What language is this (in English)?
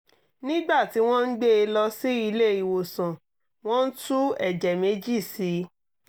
Yoruba